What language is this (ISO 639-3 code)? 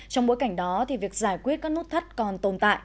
vie